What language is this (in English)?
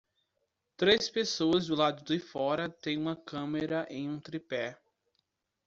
Portuguese